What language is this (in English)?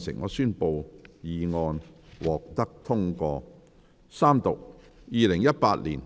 Cantonese